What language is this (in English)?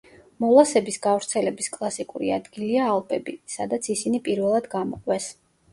Georgian